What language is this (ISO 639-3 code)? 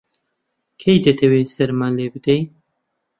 ckb